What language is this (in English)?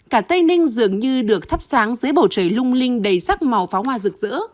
Vietnamese